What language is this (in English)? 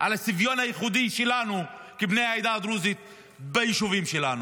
Hebrew